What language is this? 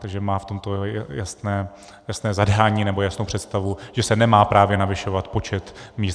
Czech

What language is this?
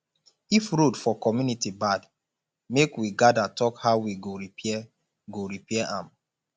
Nigerian Pidgin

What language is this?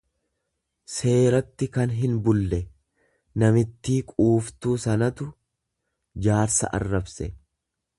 Oromo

